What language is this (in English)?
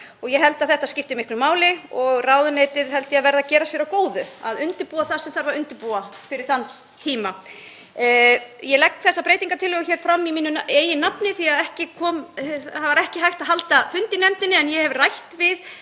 Icelandic